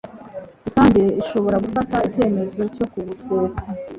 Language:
Kinyarwanda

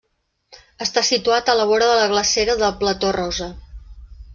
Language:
Catalan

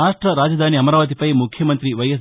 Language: Telugu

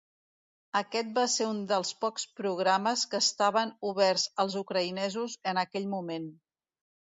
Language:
Catalan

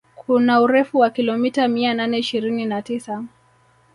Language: Swahili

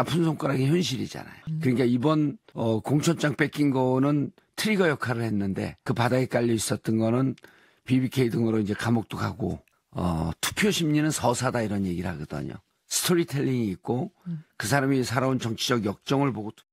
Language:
Korean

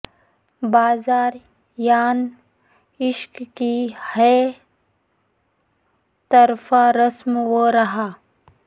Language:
Urdu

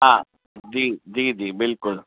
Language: Sindhi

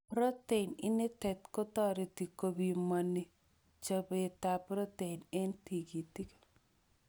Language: Kalenjin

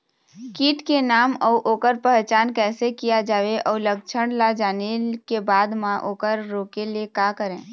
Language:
Chhattisgarhi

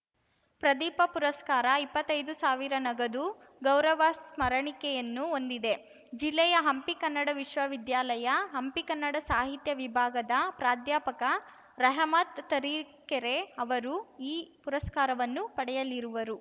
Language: Kannada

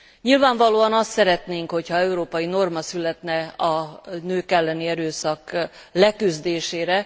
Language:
Hungarian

